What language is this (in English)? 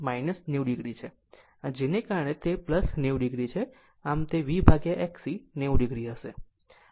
Gujarati